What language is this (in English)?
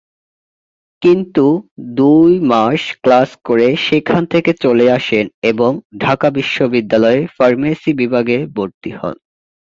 Bangla